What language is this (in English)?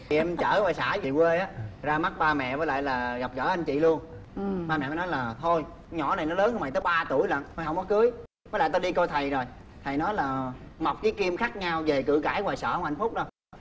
Vietnamese